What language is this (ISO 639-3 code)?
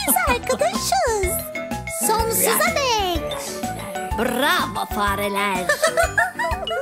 tur